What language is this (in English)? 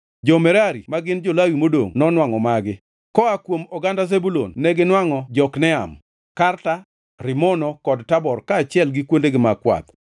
Luo (Kenya and Tanzania)